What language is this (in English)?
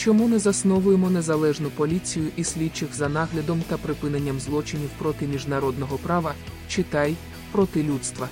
Ukrainian